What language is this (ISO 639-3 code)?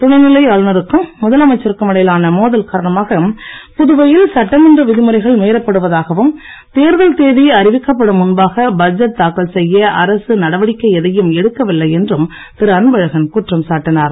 tam